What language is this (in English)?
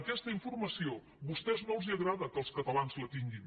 Catalan